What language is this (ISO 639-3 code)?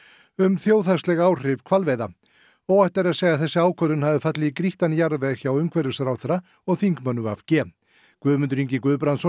isl